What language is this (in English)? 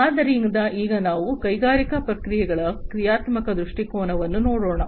Kannada